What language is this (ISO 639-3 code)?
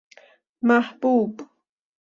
fas